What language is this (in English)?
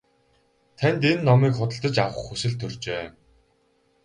Mongolian